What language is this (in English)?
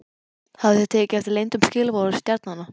Icelandic